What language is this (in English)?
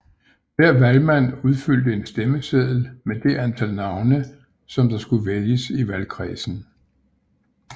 Danish